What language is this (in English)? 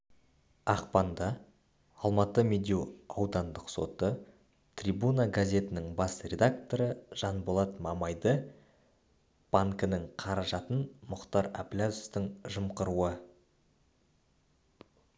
Kazakh